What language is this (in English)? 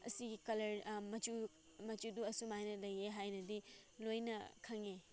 Manipuri